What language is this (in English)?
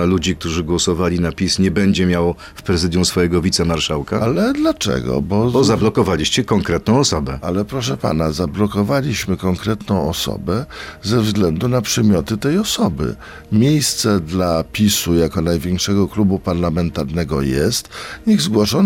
Polish